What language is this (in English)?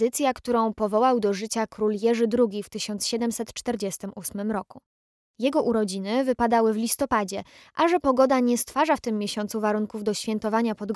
Polish